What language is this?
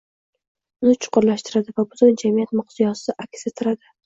Uzbek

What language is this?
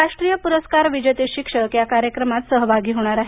Marathi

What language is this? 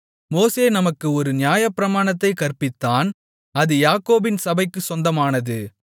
Tamil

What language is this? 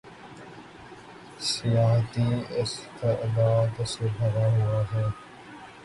Urdu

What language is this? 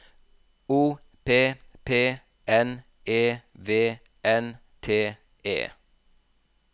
Norwegian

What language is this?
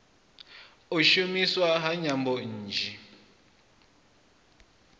Venda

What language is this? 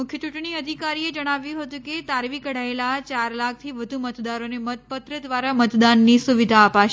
Gujarati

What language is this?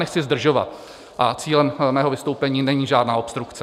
Czech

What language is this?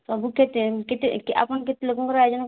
Odia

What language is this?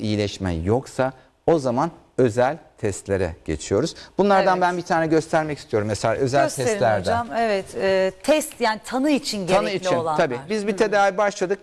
Turkish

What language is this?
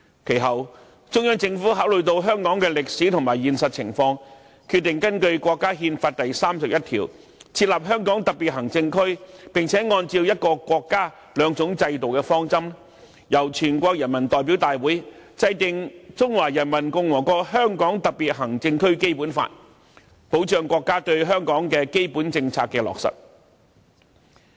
Cantonese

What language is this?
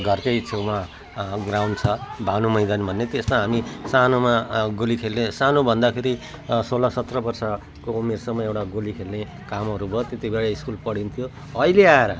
Nepali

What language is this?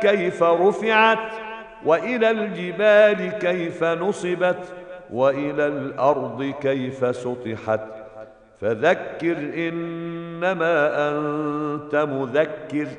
Arabic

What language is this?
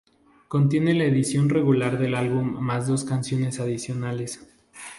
Spanish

